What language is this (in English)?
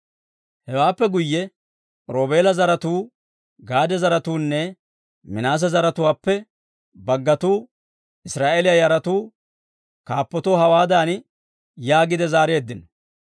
Dawro